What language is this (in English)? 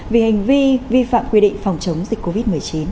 Vietnamese